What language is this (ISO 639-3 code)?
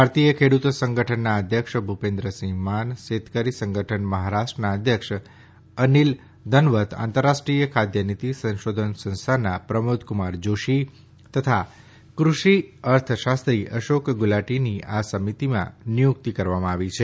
guj